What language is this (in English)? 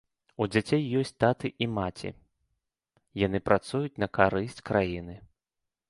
Belarusian